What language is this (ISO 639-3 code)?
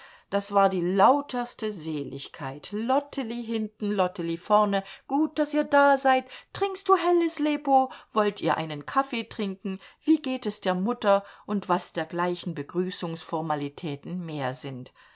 deu